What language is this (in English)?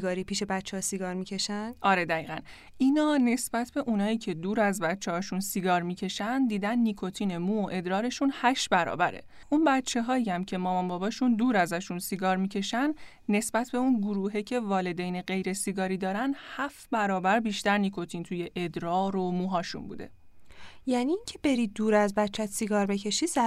Persian